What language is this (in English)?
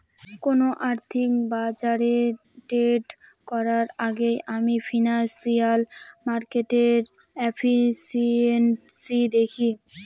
Bangla